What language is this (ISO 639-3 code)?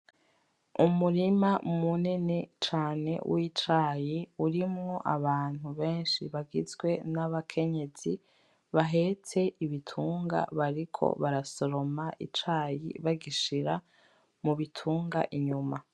run